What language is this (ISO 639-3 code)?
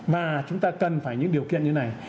vie